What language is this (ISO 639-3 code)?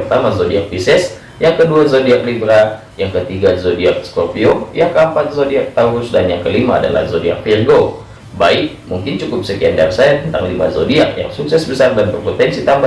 ind